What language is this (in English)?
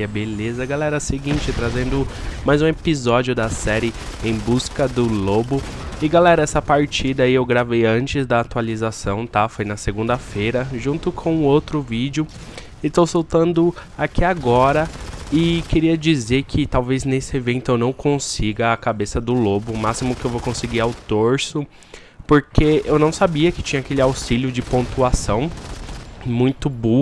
Portuguese